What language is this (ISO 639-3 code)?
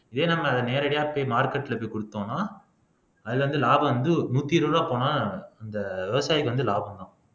tam